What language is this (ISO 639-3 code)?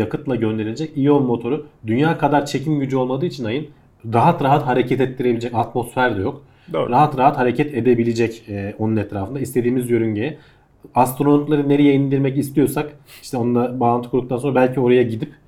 tur